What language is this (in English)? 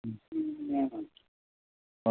Bodo